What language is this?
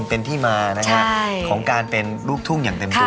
Thai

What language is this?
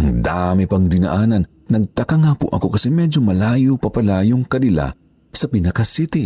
Filipino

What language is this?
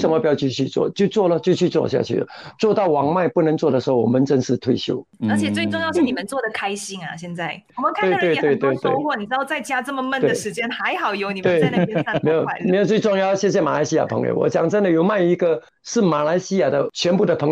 Chinese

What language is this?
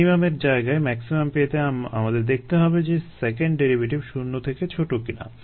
Bangla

